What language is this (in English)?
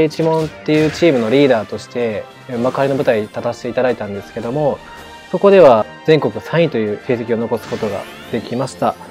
Japanese